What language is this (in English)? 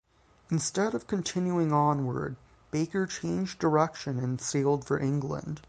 English